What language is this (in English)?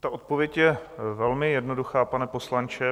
Czech